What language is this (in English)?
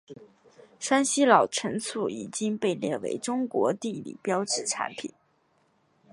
Chinese